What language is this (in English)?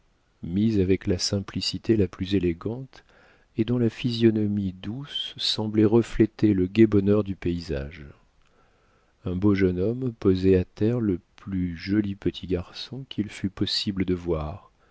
French